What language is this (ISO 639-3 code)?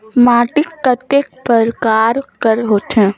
hne